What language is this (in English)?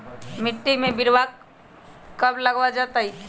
Magahi